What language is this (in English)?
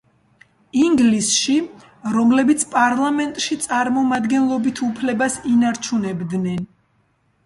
Georgian